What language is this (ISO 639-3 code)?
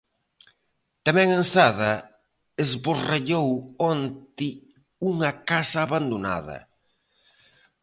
glg